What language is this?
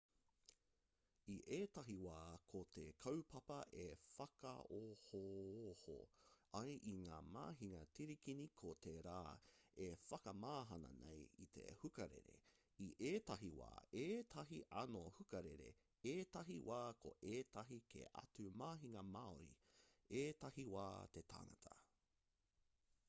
Māori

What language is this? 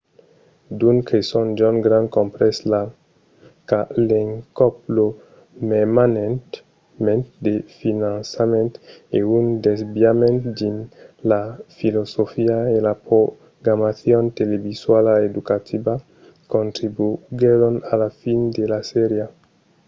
Occitan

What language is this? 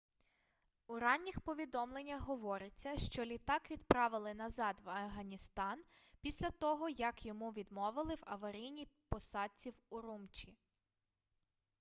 Ukrainian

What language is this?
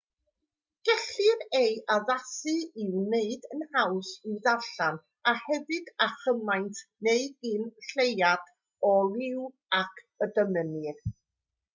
Welsh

